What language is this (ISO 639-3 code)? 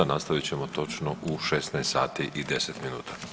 hrv